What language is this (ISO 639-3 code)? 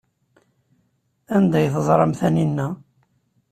kab